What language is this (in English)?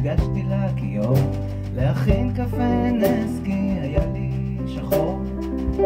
Hebrew